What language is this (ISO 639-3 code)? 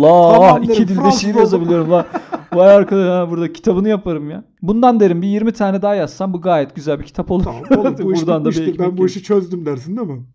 tur